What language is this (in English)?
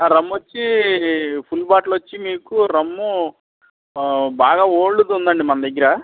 Telugu